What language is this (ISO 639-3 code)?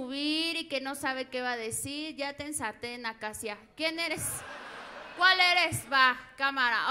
spa